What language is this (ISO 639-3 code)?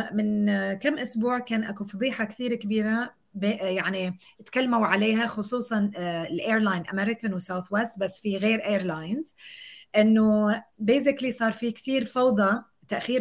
ara